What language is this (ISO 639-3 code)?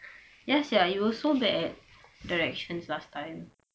eng